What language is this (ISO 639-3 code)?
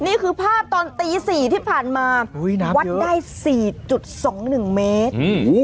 tha